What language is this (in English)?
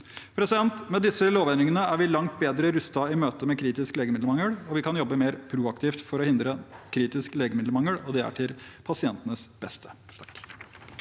Norwegian